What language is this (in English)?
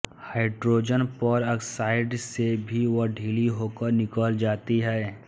Hindi